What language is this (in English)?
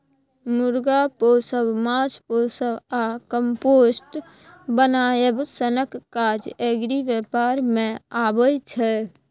Maithili